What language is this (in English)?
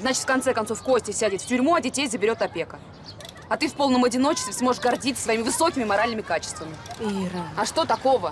Russian